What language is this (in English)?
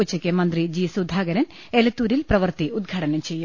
Malayalam